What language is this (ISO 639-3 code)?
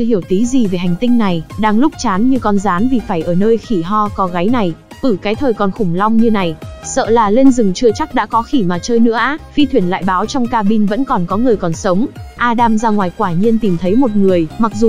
vie